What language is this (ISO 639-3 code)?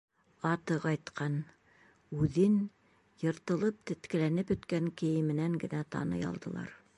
bak